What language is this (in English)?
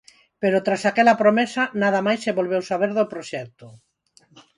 Galician